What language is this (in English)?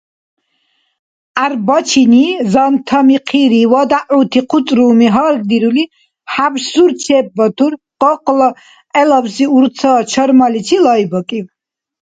Dargwa